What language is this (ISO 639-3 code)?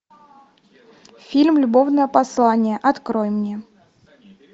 rus